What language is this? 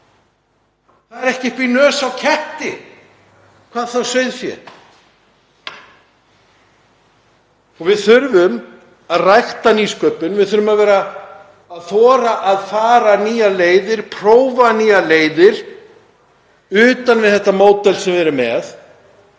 Icelandic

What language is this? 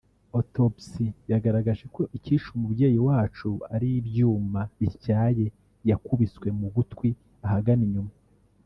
Kinyarwanda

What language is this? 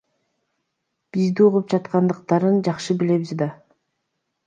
Kyrgyz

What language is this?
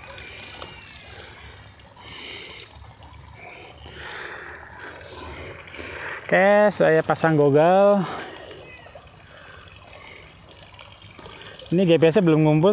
Indonesian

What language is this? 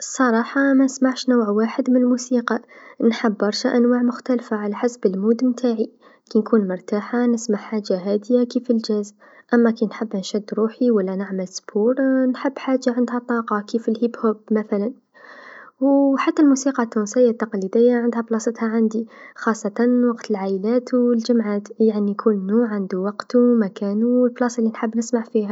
Tunisian Arabic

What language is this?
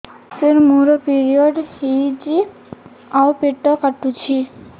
Odia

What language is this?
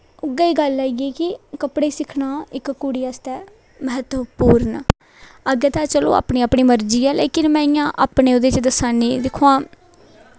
Dogri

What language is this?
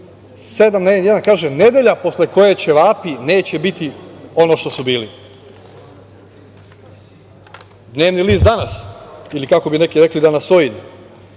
Serbian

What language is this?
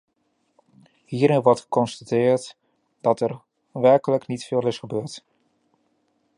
Dutch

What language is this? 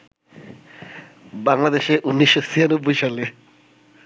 Bangla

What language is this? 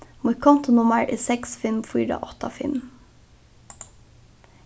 Faroese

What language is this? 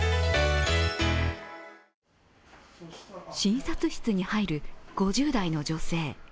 Japanese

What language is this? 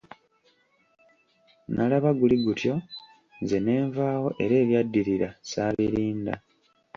Ganda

